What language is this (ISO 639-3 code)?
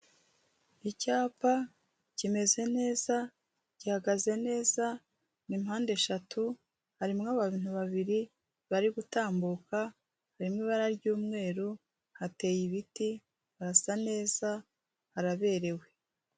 kin